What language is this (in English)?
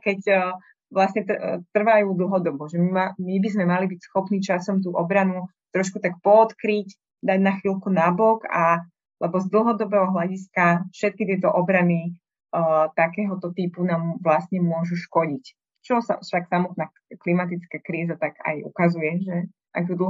Slovak